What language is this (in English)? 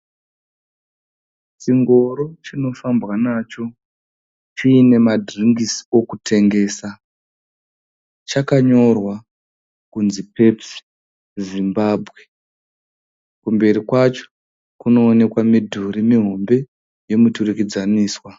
Shona